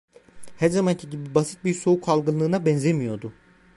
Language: Turkish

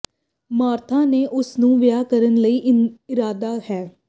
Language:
Punjabi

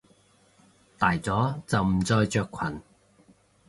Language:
Cantonese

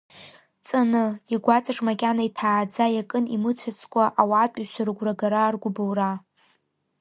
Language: Abkhazian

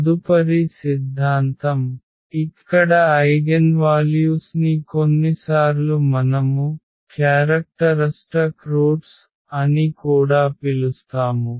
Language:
Telugu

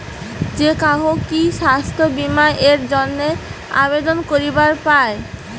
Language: Bangla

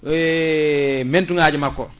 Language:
Fula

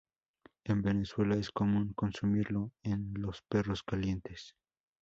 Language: Spanish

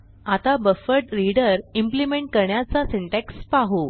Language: Marathi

